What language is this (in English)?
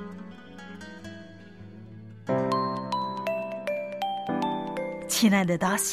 Chinese